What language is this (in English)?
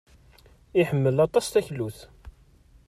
Kabyle